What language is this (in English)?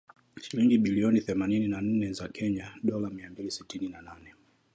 Swahili